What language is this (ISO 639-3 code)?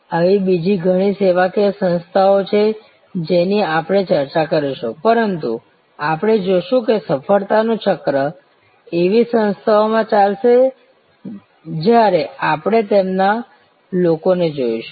guj